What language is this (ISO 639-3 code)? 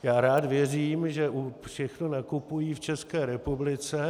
ces